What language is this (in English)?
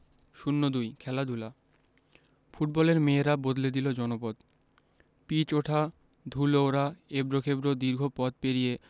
Bangla